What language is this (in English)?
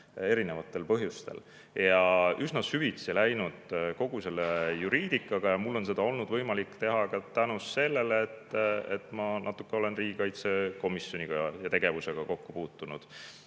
Estonian